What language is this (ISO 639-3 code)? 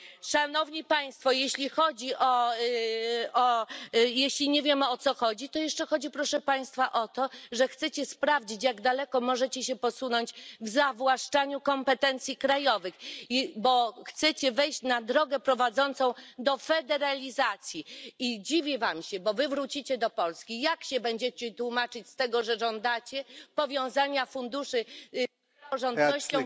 pol